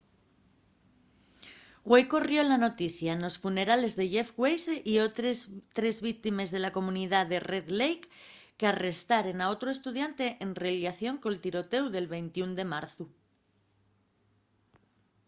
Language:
Asturian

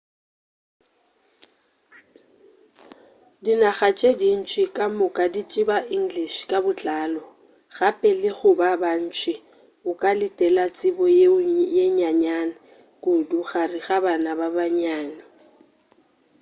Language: Northern Sotho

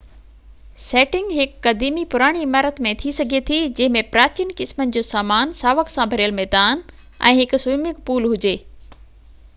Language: Sindhi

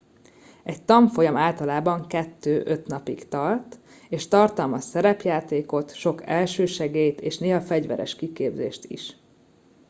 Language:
Hungarian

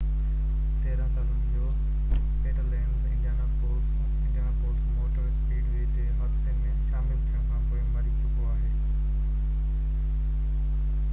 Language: Sindhi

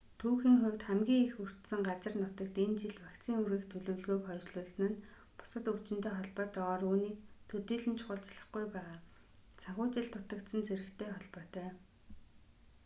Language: Mongolian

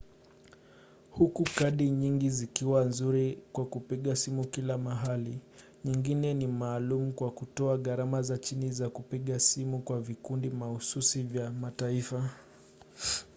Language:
Swahili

